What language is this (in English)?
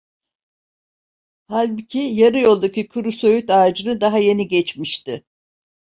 Turkish